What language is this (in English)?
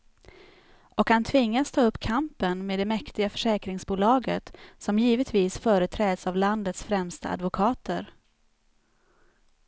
Swedish